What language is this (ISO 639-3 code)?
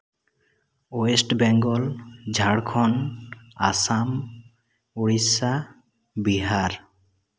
sat